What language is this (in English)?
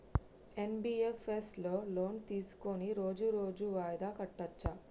Telugu